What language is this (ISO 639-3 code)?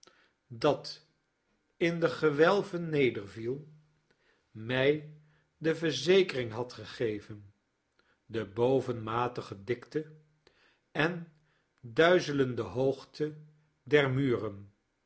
nld